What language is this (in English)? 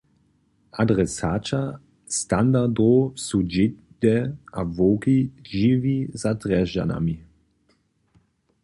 Upper Sorbian